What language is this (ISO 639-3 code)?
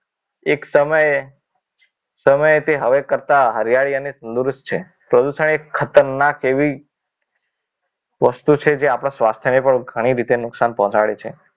guj